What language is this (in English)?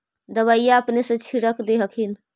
Magahi